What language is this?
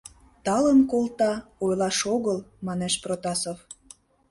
Mari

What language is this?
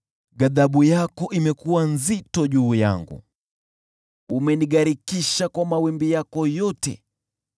Swahili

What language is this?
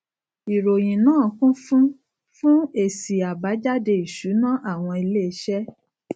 Yoruba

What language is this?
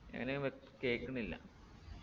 Malayalam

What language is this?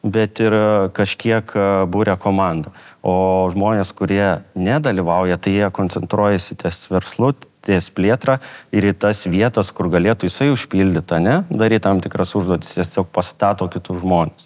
Lithuanian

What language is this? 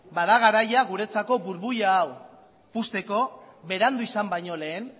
Basque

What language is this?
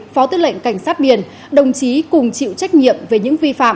Vietnamese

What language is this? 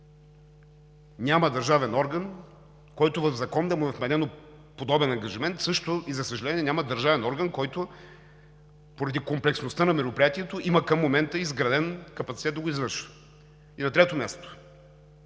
Bulgarian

